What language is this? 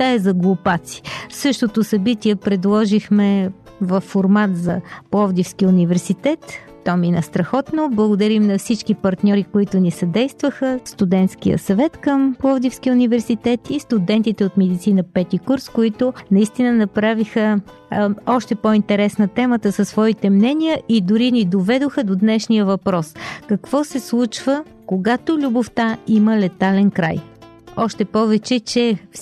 Bulgarian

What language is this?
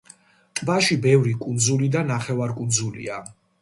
Georgian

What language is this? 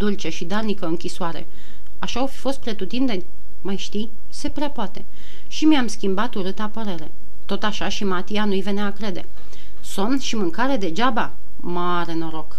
Romanian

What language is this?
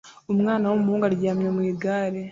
Kinyarwanda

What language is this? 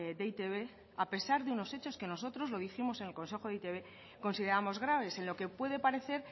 Spanish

